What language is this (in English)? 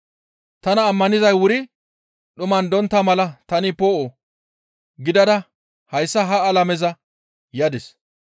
Gamo